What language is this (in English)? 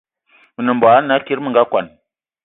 Eton (Cameroon)